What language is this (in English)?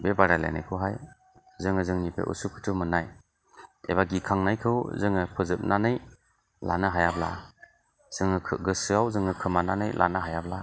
Bodo